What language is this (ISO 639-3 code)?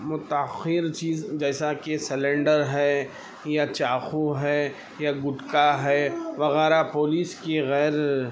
urd